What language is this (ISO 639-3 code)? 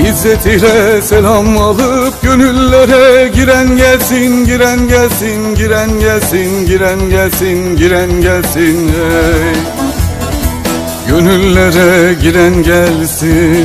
tur